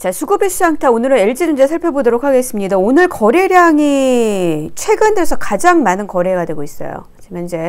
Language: Korean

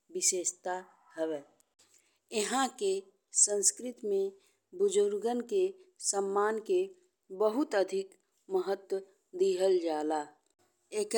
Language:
Bhojpuri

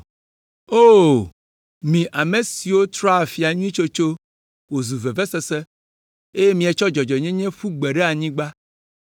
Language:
Ewe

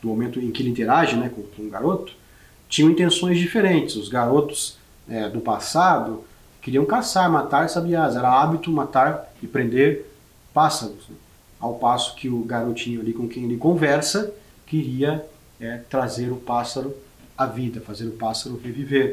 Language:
Portuguese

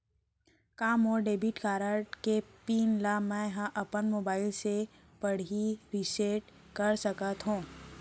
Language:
Chhattisgarhi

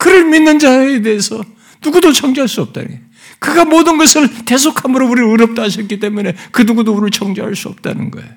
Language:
Korean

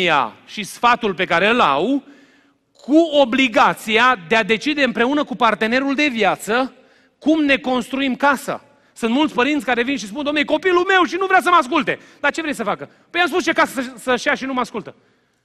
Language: Romanian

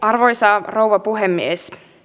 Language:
Finnish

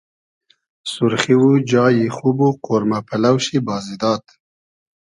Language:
Hazaragi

